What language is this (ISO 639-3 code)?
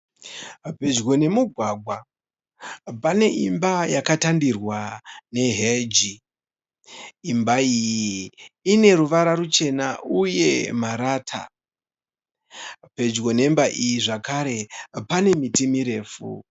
sna